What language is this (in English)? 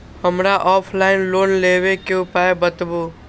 Maithili